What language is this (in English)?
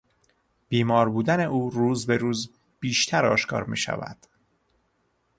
Persian